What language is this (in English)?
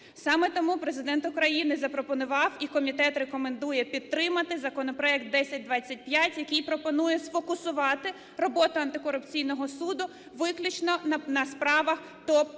Ukrainian